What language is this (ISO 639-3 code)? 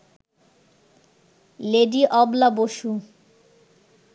ben